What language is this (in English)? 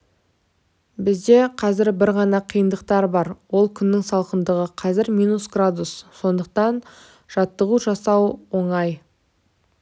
Kazakh